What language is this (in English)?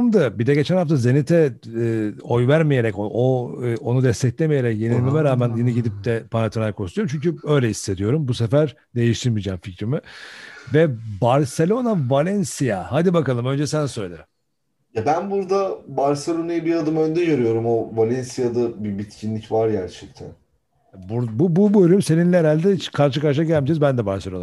Turkish